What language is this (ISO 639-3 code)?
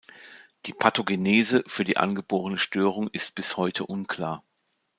deu